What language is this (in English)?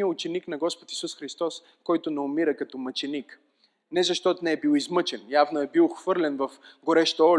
Bulgarian